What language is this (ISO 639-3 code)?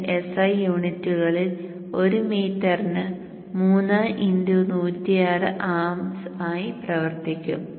mal